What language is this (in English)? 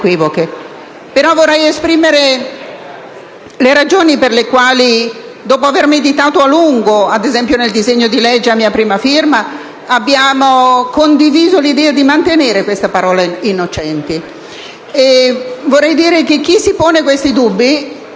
Italian